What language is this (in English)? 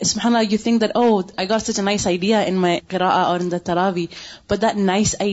Urdu